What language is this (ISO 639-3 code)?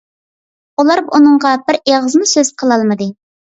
uig